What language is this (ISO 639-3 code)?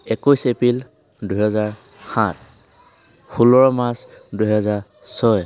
asm